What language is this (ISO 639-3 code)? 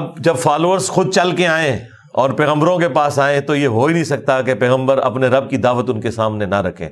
urd